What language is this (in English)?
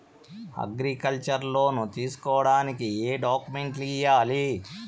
Telugu